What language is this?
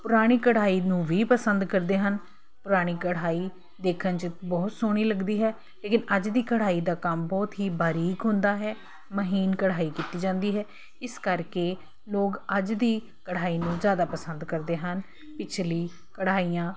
Punjabi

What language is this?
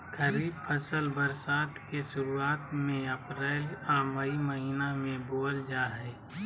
Magahi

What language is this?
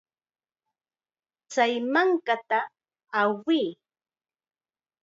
Chiquián Ancash Quechua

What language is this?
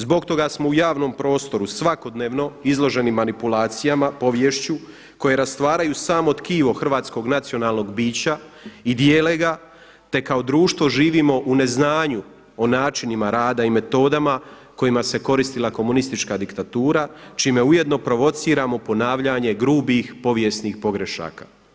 Croatian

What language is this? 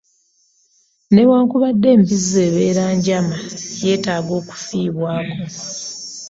Ganda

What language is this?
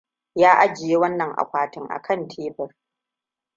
Hausa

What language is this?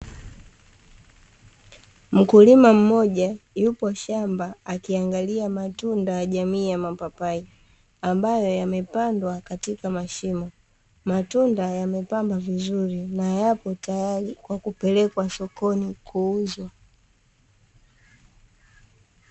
Swahili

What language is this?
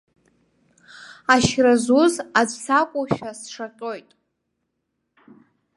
Abkhazian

